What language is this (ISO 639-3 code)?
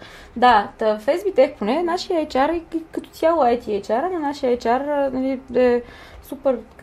bul